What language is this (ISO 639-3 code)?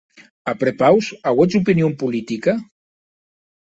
oci